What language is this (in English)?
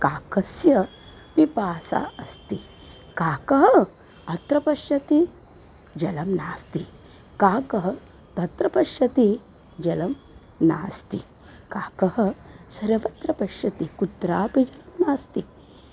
Sanskrit